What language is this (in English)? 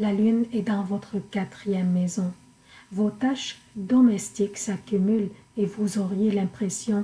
French